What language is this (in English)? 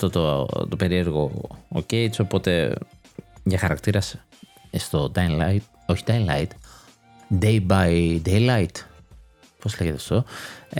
Greek